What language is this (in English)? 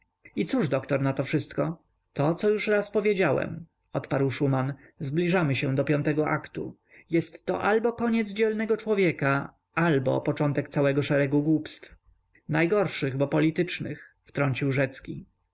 Polish